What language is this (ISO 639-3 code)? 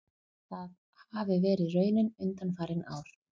isl